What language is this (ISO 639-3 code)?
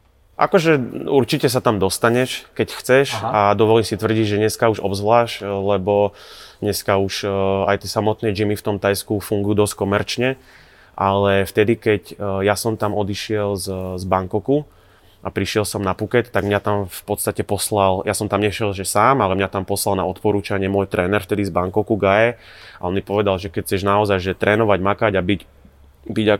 slk